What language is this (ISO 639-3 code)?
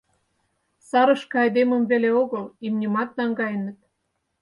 chm